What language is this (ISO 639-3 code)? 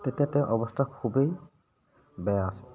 asm